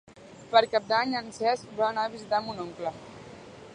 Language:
Catalan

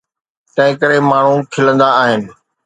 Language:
Sindhi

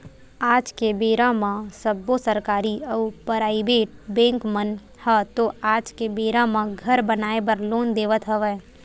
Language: Chhattisgarhi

